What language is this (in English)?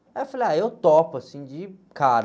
Portuguese